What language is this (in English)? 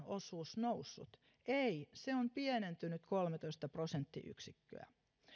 Finnish